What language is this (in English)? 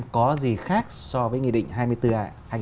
Vietnamese